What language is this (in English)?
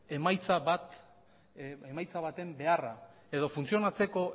Basque